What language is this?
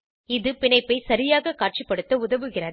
Tamil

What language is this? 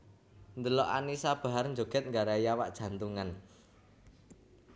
Javanese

